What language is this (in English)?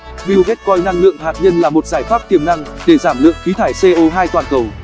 Vietnamese